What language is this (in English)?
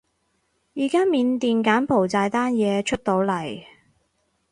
Cantonese